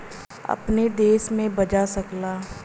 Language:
Bhojpuri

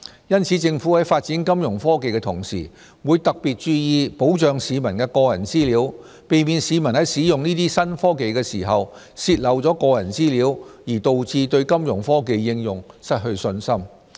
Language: Cantonese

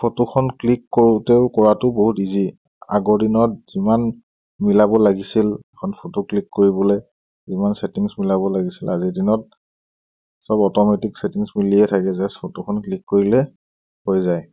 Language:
Assamese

